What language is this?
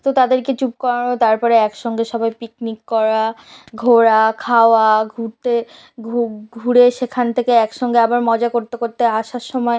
Bangla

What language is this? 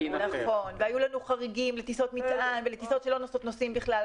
Hebrew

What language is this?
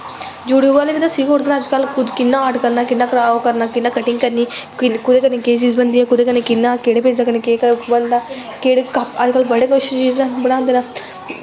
Dogri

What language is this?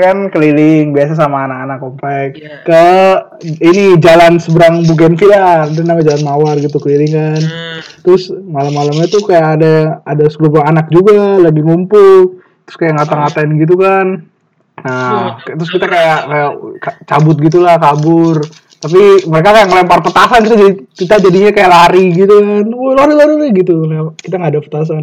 Indonesian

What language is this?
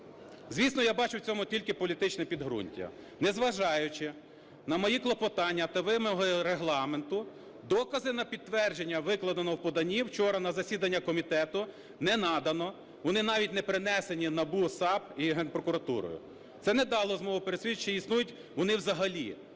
Ukrainian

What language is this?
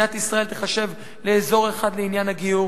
Hebrew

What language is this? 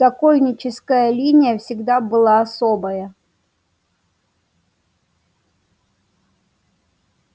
Russian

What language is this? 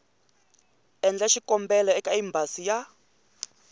Tsonga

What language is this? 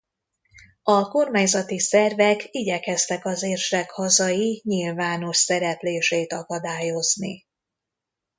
Hungarian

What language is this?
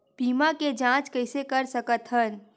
Chhattisgarhi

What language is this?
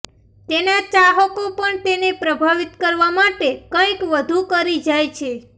Gujarati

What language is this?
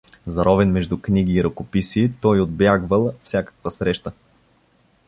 Bulgarian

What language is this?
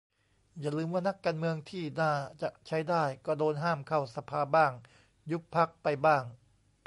Thai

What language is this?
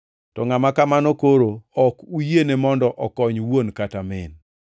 Luo (Kenya and Tanzania)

